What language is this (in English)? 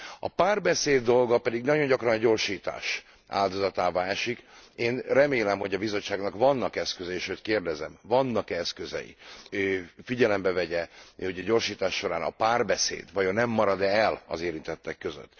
Hungarian